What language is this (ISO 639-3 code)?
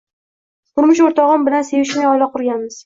uzb